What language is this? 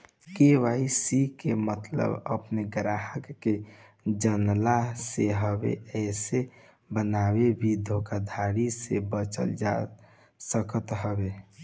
Bhojpuri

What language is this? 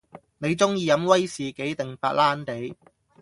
Cantonese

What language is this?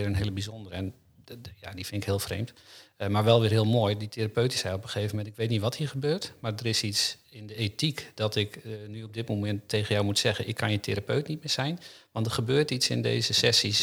Dutch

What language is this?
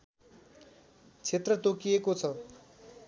Nepali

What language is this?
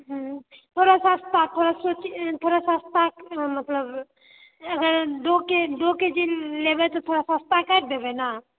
Maithili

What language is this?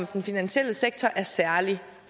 Danish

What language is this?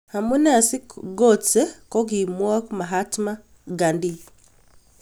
Kalenjin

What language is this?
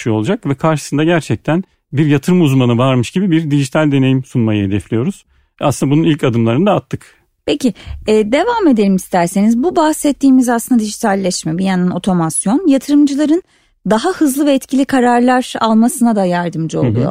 Turkish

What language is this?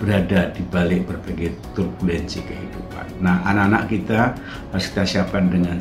Indonesian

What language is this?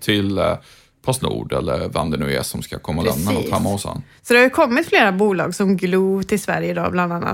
Swedish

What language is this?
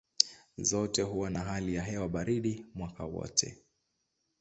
Swahili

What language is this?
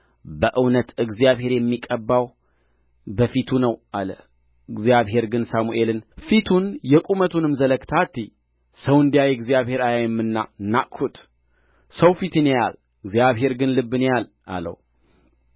Amharic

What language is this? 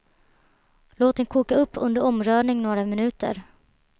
Swedish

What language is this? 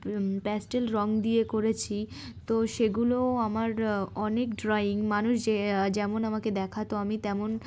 Bangla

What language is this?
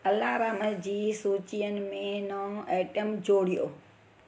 Sindhi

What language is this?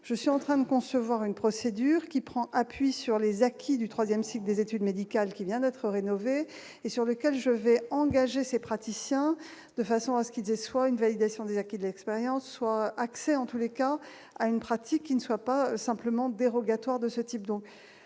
French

